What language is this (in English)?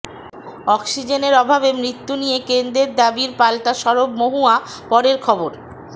Bangla